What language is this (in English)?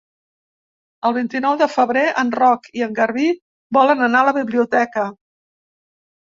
Catalan